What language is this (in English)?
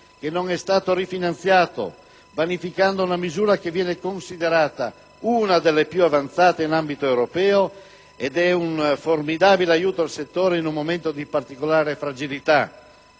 Italian